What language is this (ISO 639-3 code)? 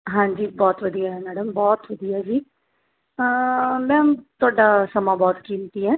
pan